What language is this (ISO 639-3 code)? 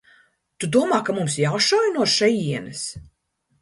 lav